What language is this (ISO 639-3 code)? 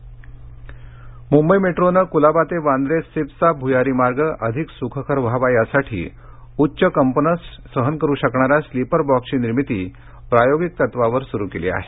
mar